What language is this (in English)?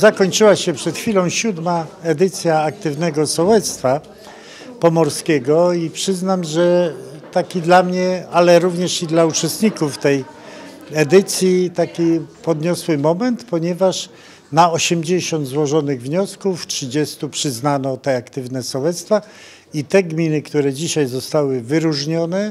Polish